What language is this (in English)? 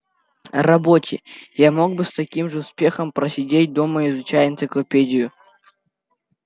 Russian